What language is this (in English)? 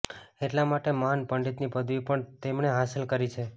Gujarati